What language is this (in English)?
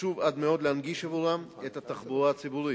Hebrew